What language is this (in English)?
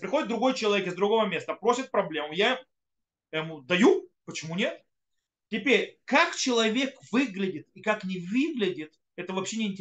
Russian